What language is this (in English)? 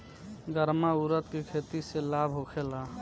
Bhojpuri